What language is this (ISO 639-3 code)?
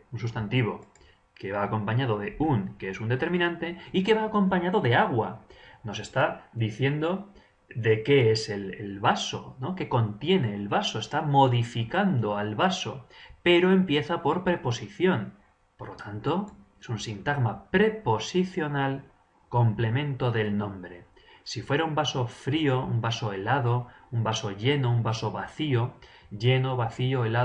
spa